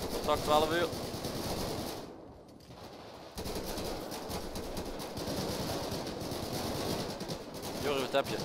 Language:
Dutch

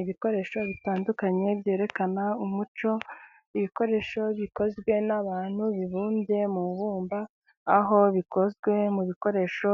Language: Kinyarwanda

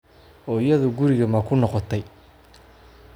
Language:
Somali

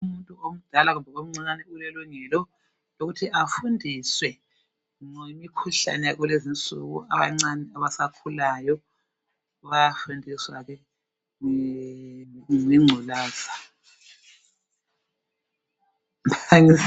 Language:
North Ndebele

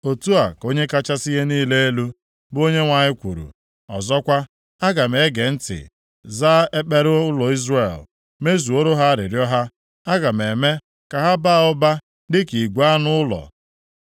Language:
Igbo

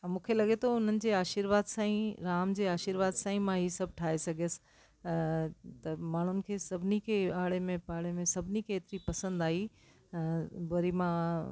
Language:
Sindhi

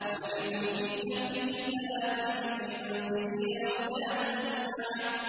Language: Arabic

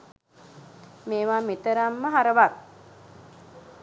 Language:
Sinhala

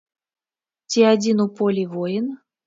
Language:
Belarusian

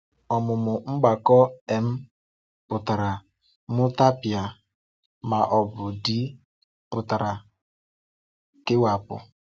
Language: Igbo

